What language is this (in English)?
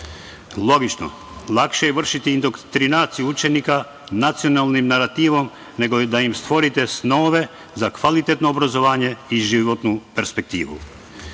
Serbian